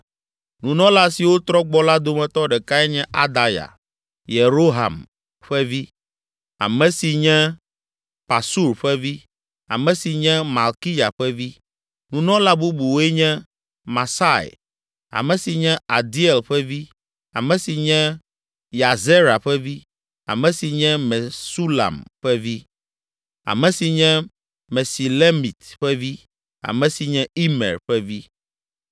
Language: Ewe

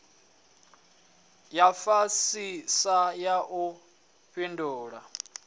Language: Venda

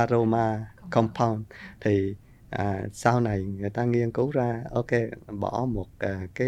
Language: Vietnamese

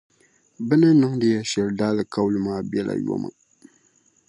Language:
Dagbani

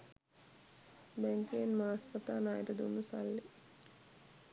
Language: Sinhala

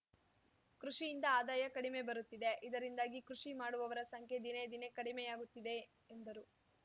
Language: Kannada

